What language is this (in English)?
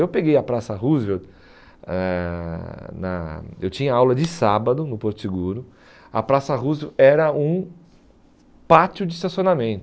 Portuguese